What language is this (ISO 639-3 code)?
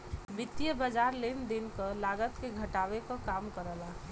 bho